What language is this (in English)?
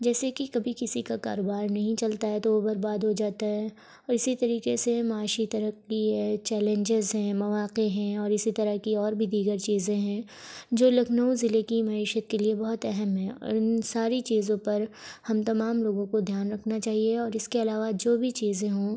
Urdu